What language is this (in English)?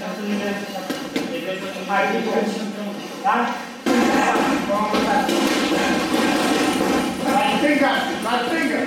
Romanian